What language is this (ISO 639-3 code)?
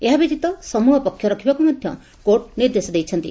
ori